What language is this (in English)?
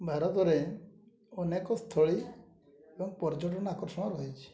Odia